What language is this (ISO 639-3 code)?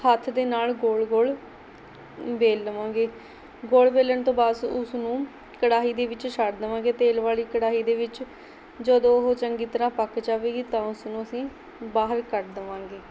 pan